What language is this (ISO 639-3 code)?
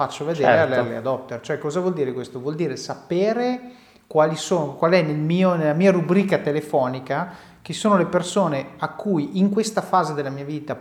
ita